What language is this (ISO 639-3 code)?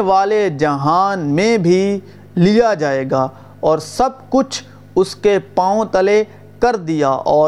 urd